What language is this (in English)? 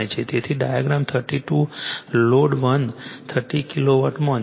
Gujarati